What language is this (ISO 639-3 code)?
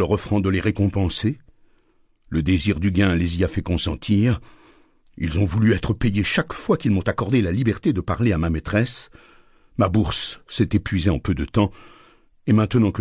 fra